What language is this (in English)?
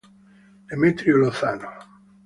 Italian